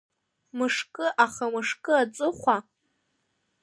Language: Abkhazian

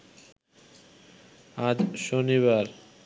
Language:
Bangla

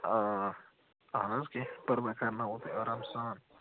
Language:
Kashmiri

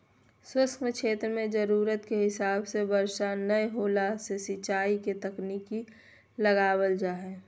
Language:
Magahi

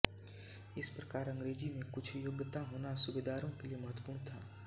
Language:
Hindi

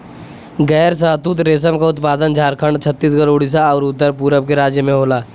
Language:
Bhojpuri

